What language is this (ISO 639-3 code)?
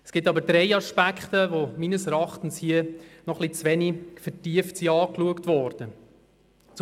gsw